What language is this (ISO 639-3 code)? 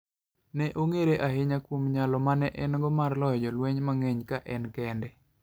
luo